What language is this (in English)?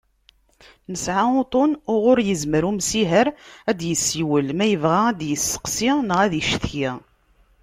Kabyle